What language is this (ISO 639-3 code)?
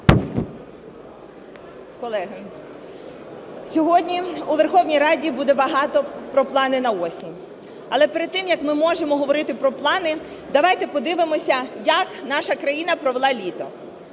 ukr